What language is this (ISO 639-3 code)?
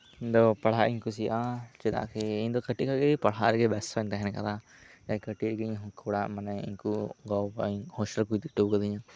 sat